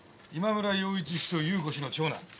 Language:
Japanese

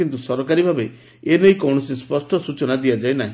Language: Odia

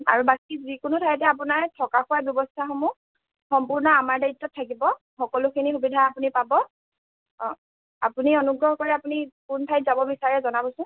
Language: Assamese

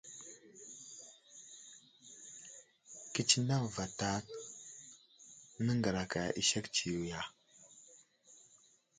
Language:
Wuzlam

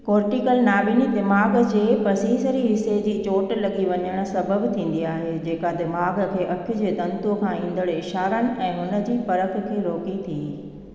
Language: Sindhi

